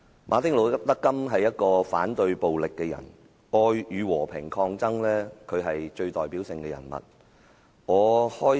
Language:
Cantonese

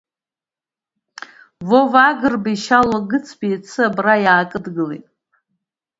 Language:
Abkhazian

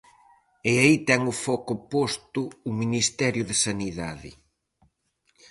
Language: Galician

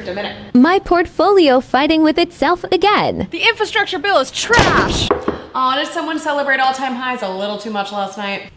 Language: English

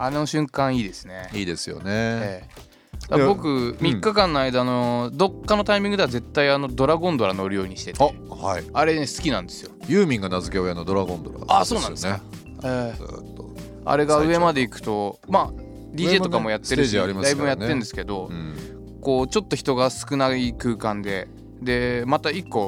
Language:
Japanese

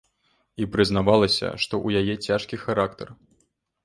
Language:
Belarusian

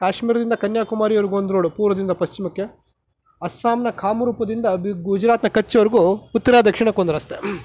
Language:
Kannada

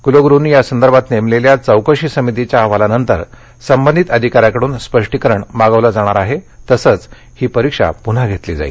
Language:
Marathi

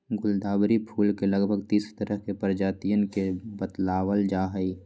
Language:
Magahi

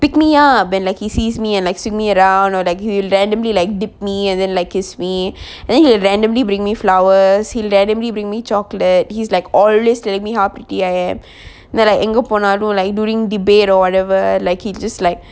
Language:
English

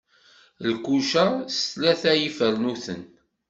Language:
Kabyle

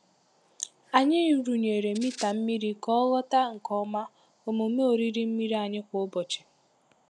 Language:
Igbo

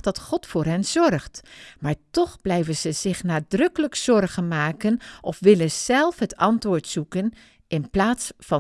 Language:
Dutch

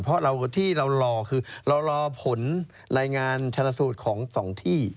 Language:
Thai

